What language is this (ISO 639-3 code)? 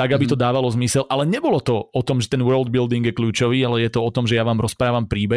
slk